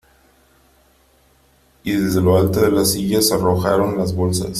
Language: Spanish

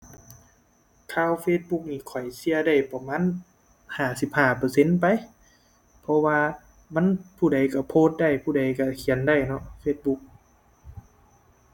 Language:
Thai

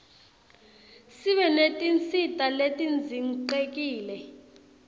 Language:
Swati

